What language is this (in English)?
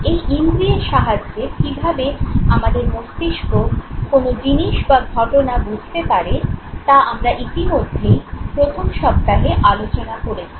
Bangla